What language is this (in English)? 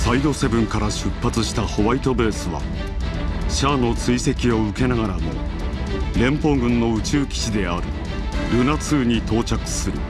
Japanese